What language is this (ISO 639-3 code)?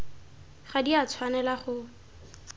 tsn